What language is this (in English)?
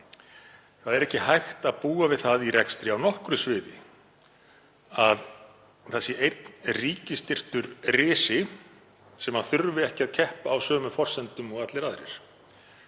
Icelandic